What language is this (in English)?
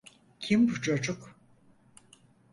Turkish